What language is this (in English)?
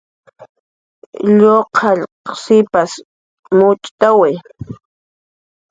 Jaqaru